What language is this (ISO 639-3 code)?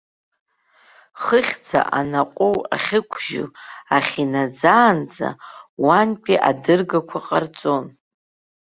abk